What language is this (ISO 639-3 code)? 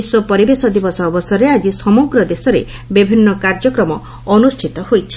ori